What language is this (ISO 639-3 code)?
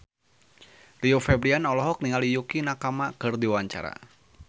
sun